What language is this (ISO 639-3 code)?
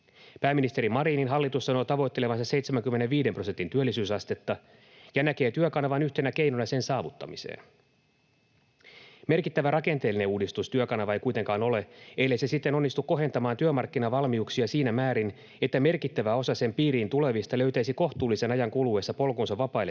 fin